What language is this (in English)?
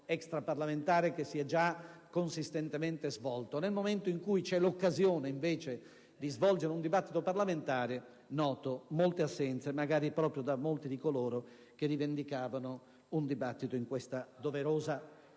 Italian